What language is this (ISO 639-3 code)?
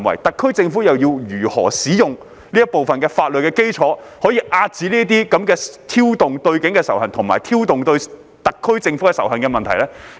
yue